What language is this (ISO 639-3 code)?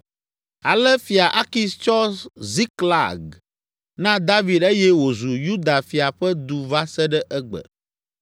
ewe